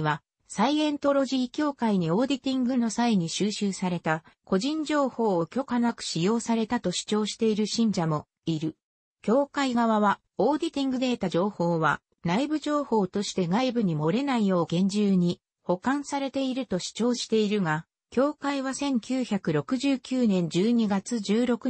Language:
Japanese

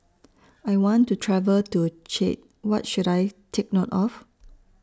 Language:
English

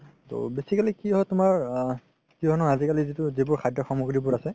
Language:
Assamese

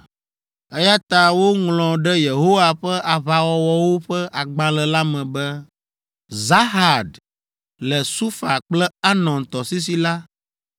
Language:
Ewe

